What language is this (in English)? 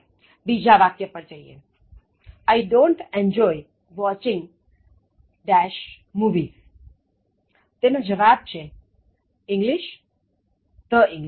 Gujarati